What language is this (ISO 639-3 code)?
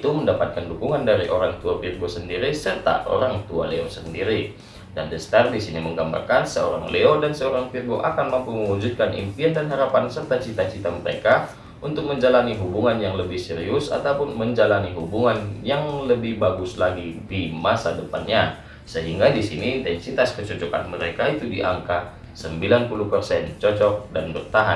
ind